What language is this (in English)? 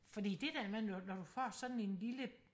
Danish